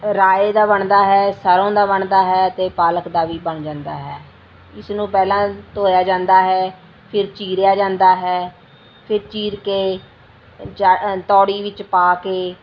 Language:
Punjabi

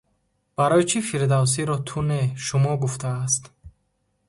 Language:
Tajik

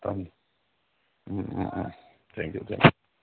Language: Manipuri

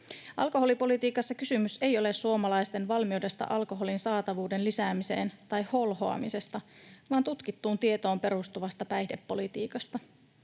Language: Finnish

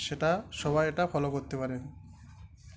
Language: Bangla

